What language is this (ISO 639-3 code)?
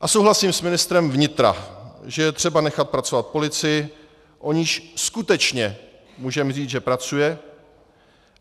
ces